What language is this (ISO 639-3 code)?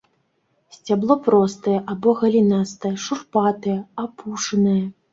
bel